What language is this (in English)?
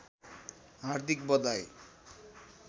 Nepali